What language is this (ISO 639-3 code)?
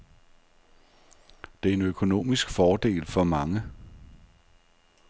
dan